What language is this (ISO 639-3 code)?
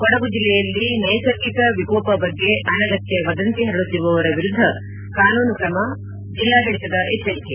kan